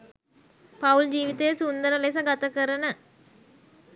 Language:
Sinhala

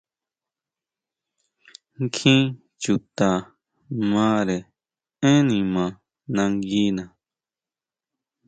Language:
Huautla Mazatec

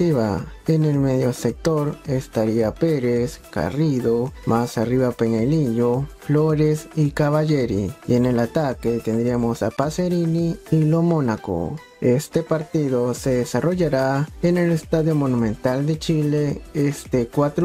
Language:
Spanish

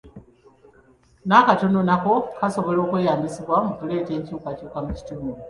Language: Ganda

